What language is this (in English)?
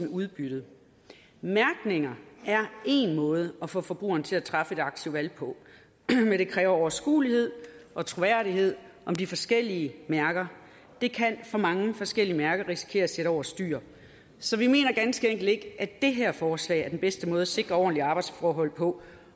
Danish